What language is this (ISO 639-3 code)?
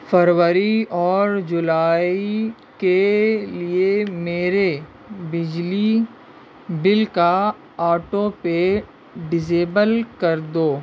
urd